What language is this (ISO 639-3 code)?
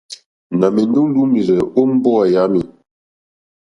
bri